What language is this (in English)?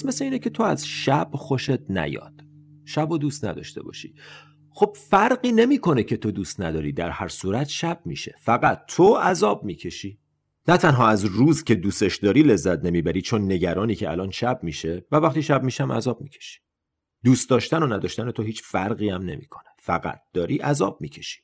Persian